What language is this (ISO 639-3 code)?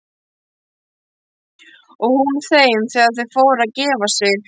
isl